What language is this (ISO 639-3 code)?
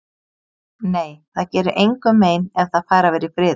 isl